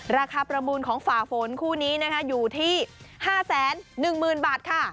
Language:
Thai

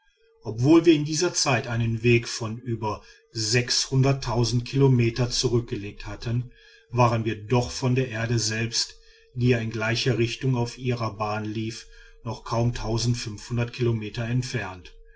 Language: German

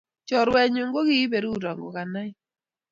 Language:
Kalenjin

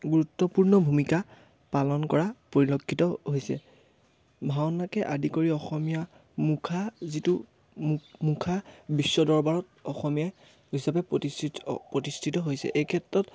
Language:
Assamese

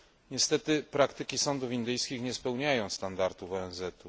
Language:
Polish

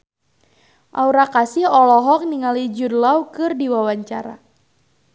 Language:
Sundanese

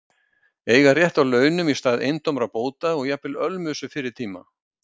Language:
Icelandic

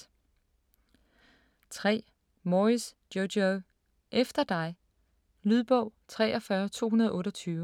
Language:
Danish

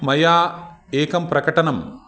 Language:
Sanskrit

